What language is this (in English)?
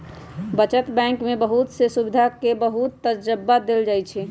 Magahi